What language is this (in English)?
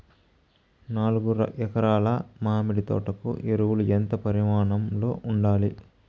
Telugu